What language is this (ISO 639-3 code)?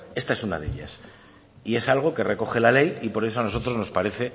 spa